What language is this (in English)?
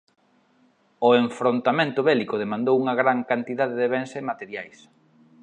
Galician